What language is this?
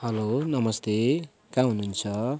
Nepali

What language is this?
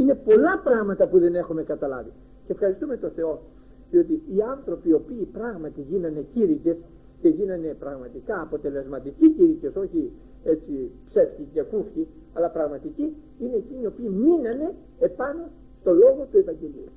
Greek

